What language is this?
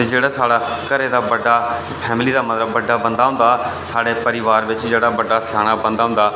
Dogri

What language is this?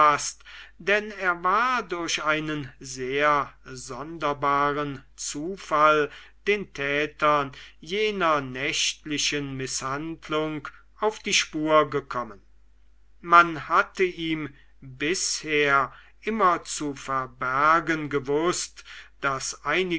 German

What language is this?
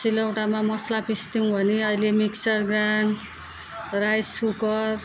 Nepali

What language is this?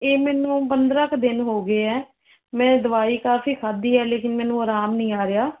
Punjabi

